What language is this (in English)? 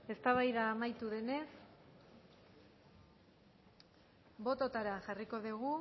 Basque